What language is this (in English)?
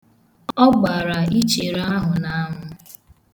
Igbo